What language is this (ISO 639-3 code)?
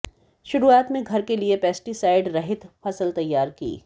hin